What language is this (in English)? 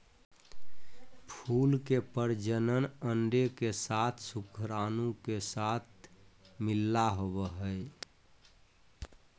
Magahi